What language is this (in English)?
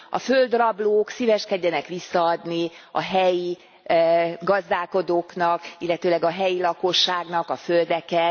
Hungarian